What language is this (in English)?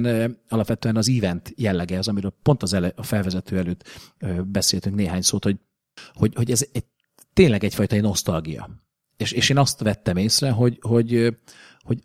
Hungarian